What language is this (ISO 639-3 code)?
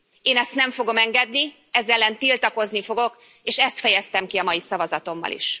hun